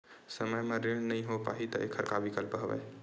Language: Chhattisgarhi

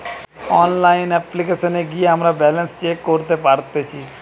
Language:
Bangla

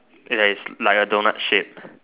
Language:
English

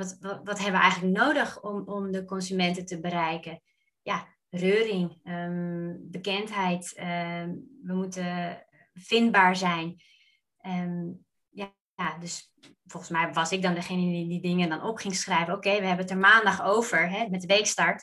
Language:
Dutch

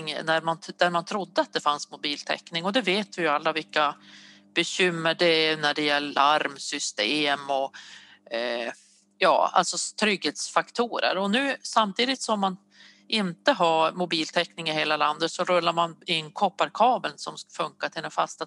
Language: Swedish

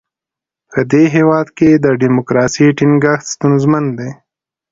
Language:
Pashto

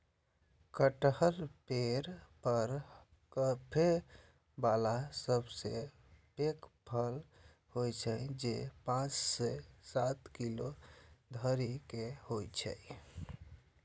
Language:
Maithili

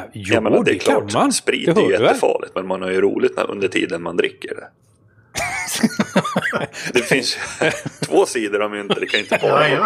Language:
Swedish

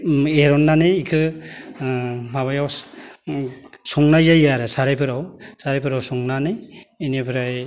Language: Bodo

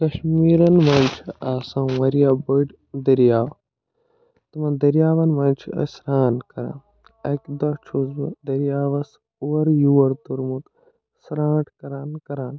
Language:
Kashmiri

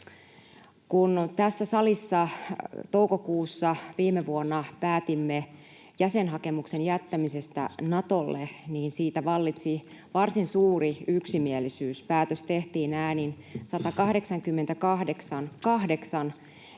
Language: Finnish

